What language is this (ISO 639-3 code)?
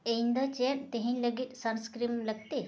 sat